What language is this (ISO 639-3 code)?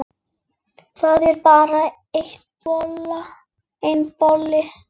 isl